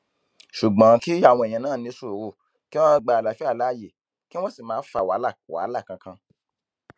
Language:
Yoruba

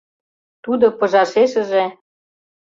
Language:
Mari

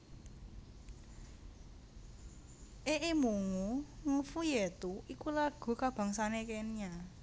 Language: Javanese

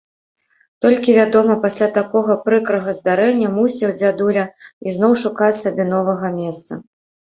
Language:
Belarusian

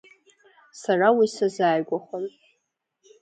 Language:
Abkhazian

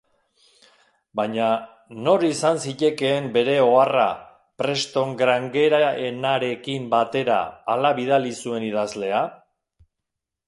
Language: Basque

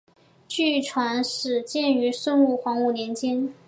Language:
Chinese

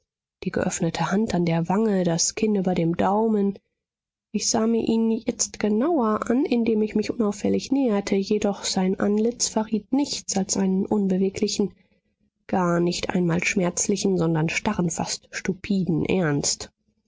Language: German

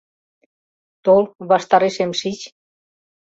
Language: Mari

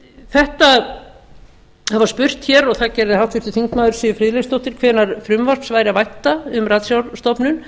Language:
Icelandic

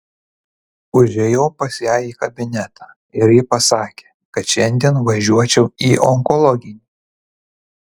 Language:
Lithuanian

